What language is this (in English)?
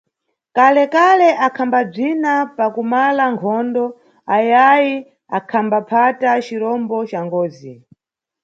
Nyungwe